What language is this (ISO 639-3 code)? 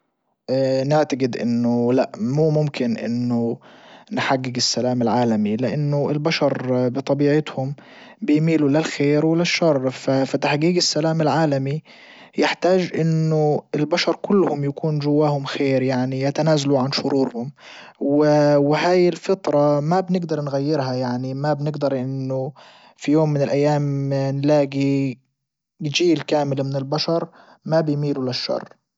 ayl